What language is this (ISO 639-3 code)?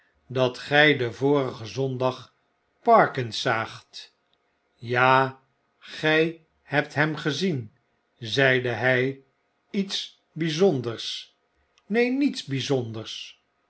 nld